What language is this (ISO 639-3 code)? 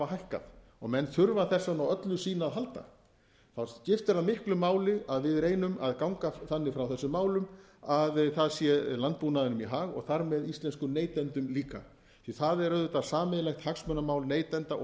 isl